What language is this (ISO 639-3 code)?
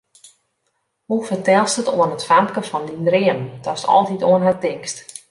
fry